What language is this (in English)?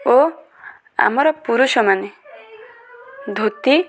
Odia